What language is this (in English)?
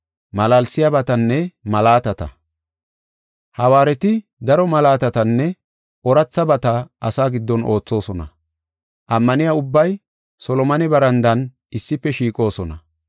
Gofa